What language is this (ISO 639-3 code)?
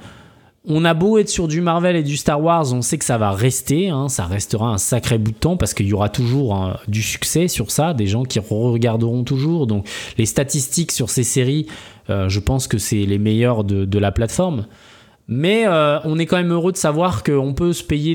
fra